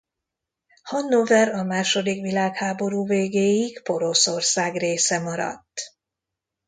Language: Hungarian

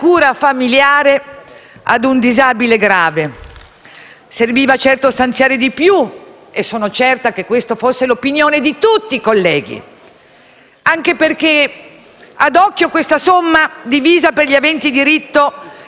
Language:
Italian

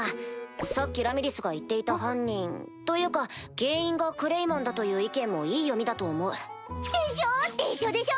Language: Japanese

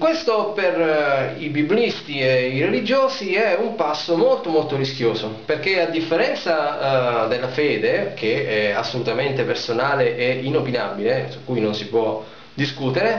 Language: Italian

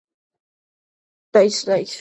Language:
Georgian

